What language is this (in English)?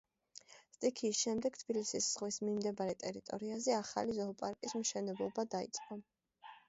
Georgian